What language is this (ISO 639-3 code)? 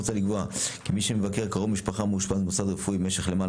heb